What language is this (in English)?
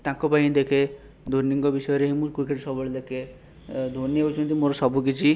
Odia